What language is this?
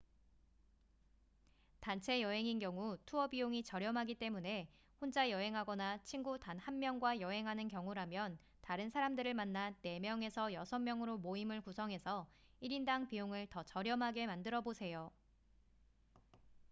Korean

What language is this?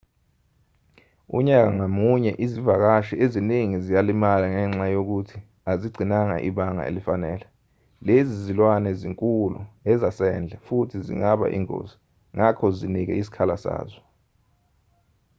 Zulu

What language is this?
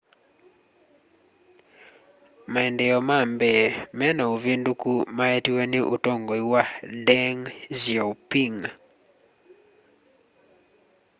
Kamba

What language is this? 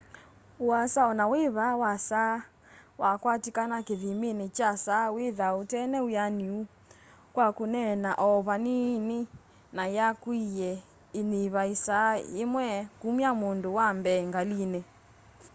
Kamba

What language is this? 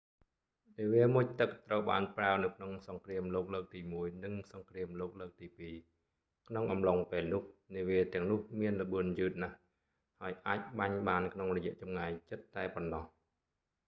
Khmer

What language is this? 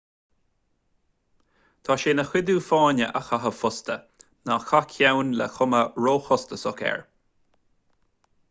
Irish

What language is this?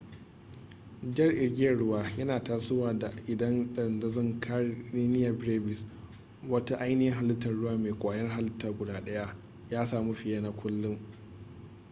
Hausa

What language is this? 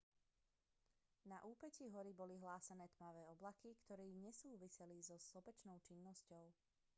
Slovak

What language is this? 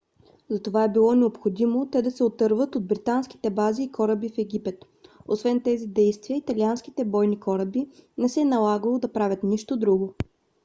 Bulgarian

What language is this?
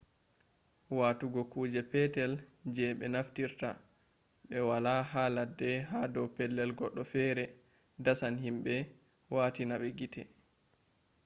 Fula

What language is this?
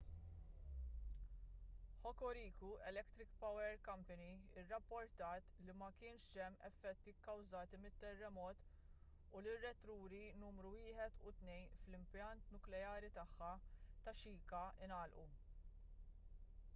Maltese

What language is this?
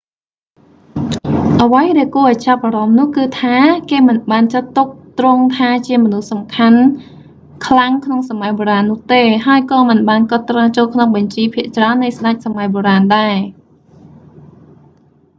Khmer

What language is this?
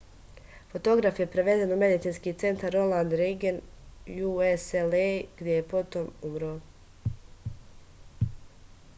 Serbian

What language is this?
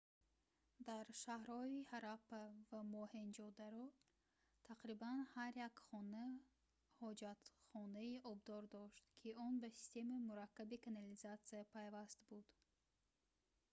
Tajik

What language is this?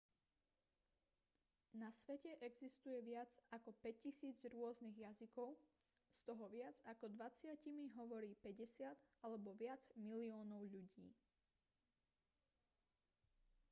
Slovak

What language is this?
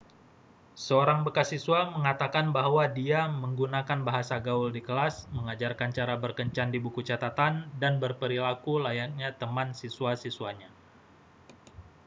Indonesian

